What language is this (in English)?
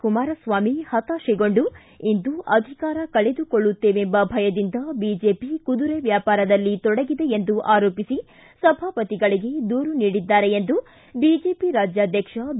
Kannada